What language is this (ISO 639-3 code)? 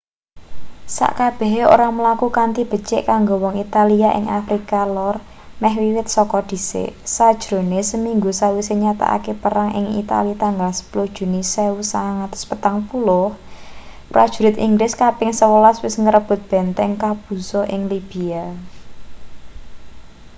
jav